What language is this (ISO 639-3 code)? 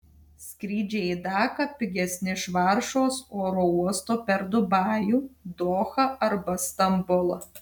lit